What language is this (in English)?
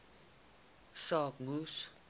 Afrikaans